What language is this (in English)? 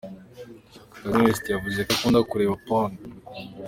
Kinyarwanda